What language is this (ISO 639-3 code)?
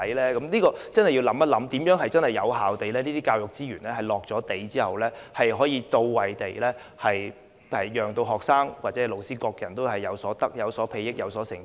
yue